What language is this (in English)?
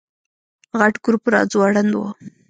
Pashto